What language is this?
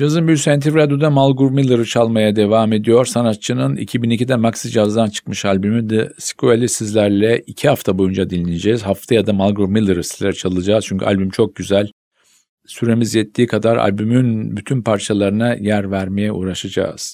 Turkish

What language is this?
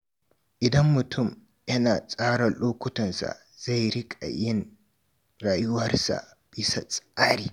Hausa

